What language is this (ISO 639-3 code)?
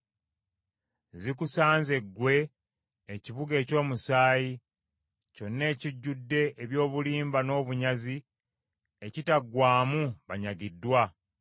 lug